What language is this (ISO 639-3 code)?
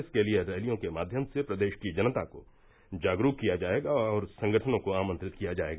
hin